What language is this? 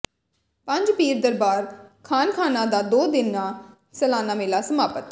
Punjabi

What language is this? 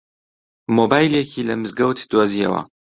Central Kurdish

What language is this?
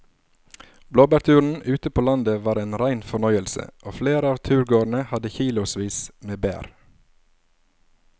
Norwegian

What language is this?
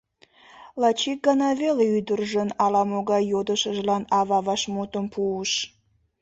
Mari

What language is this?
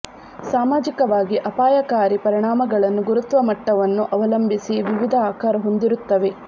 Kannada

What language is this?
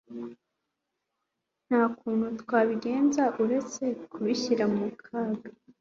Kinyarwanda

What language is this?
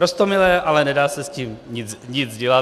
Czech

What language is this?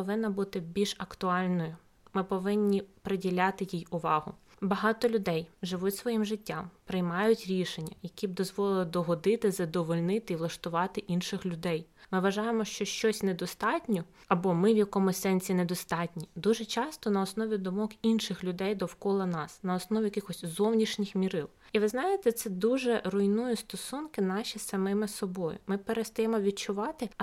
Ukrainian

